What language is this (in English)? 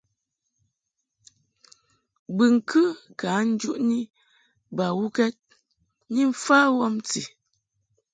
Mungaka